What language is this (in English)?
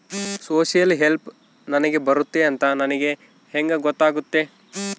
Kannada